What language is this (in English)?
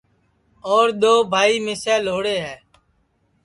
Sansi